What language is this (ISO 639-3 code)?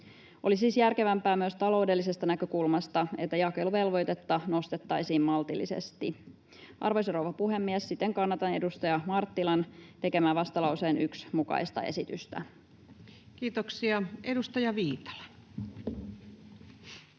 fin